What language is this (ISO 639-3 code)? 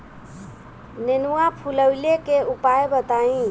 bho